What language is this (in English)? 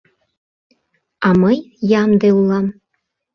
Mari